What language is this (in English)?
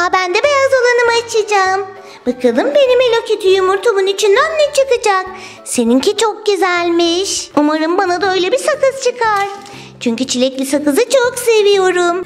Turkish